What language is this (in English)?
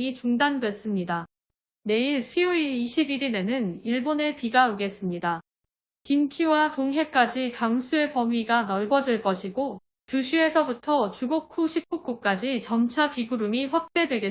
Korean